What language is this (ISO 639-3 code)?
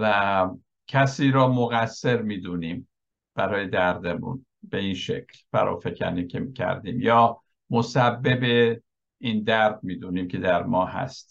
fas